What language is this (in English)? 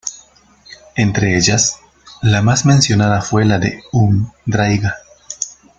Spanish